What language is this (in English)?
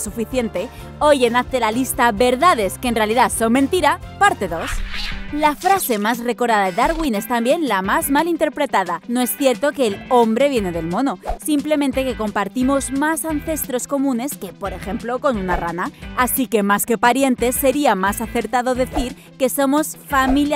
Spanish